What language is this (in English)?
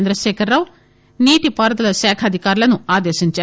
Telugu